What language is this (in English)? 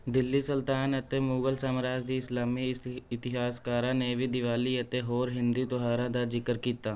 Punjabi